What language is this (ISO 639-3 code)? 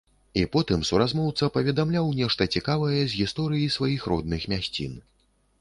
bel